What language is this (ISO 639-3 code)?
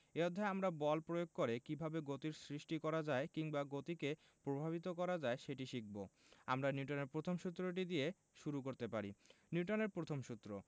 ben